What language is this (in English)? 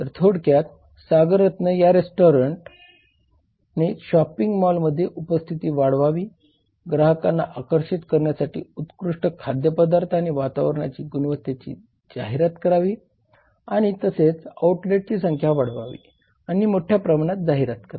Marathi